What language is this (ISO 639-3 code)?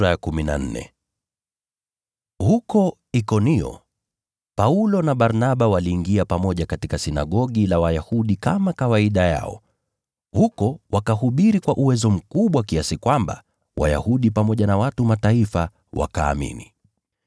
swa